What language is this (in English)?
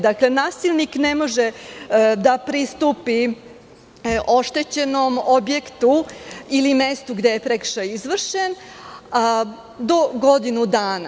Serbian